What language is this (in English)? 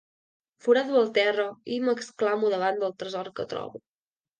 Catalan